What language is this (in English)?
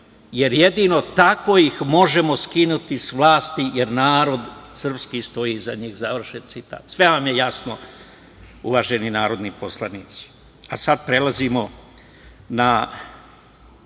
Serbian